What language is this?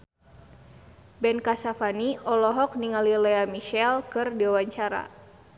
Sundanese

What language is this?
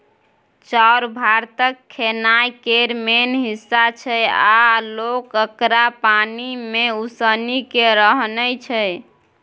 Maithili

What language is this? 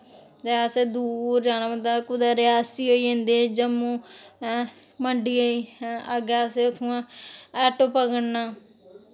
Dogri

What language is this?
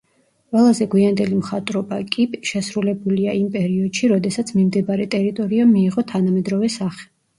Georgian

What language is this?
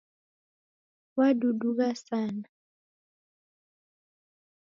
Taita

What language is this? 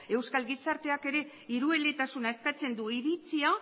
Basque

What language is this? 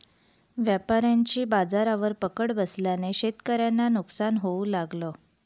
Marathi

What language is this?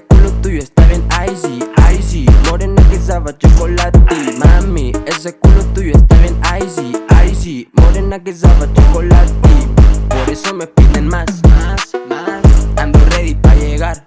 Spanish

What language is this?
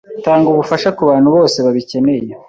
Kinyarwanda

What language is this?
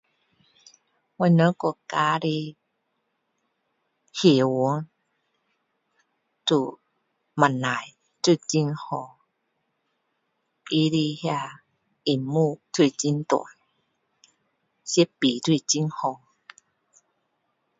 Min Dong Chinese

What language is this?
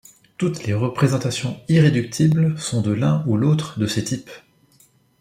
French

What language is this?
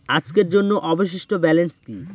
Bangla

